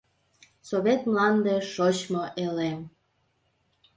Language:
Mari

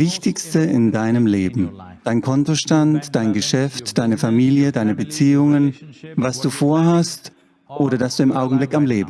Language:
German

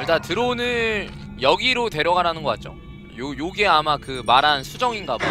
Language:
Korean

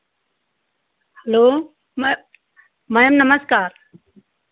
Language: Hindi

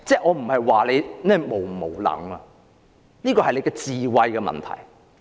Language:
Cantonese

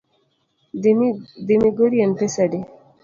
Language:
Luo (Kenya and Tanzania)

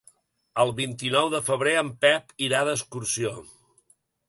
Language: Catalan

